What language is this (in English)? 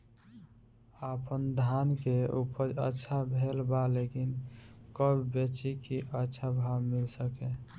Bhojpuri